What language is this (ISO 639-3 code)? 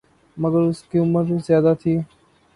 urd